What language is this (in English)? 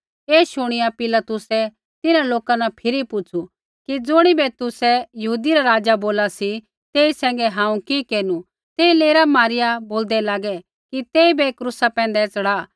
Kullu Pahari